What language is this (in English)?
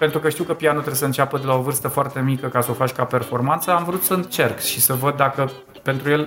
Romanian